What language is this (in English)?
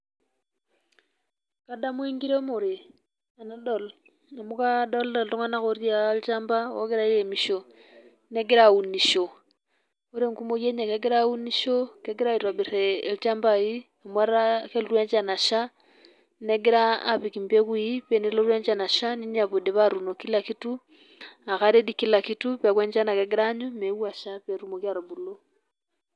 Masai